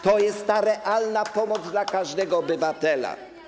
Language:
Polish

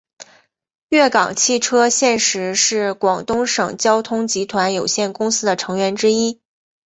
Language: Chinese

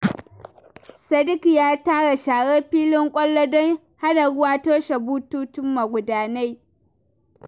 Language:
Hausa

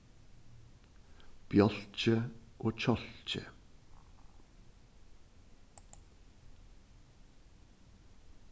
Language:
Faroese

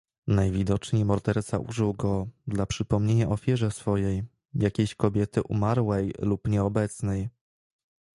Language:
Polish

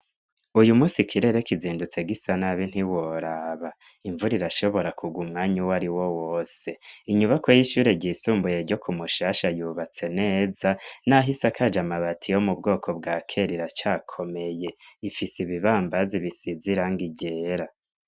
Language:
Rundi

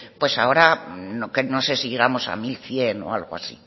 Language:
Spanish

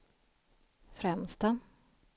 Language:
Swedish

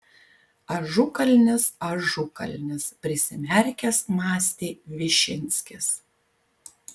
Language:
Lithuanian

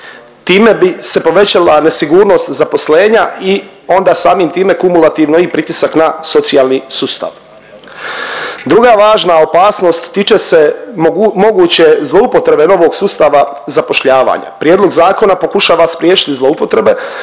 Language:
Croatian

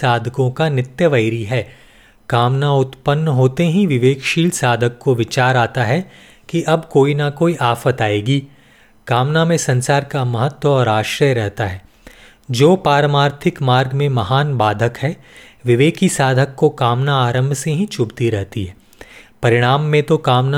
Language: Hindi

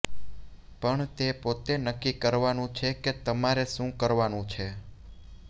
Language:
Gujarati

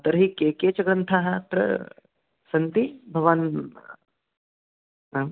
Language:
Sanskrit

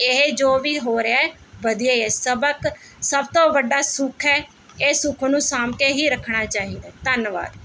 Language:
Punjabi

